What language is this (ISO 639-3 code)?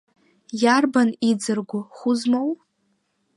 abk